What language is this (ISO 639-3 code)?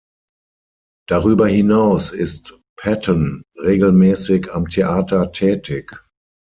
deu